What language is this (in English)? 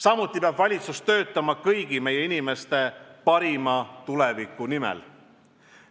Estonian